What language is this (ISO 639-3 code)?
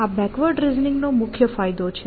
guj